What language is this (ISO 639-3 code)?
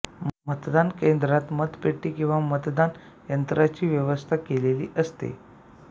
mar